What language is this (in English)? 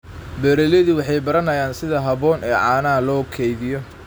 Somali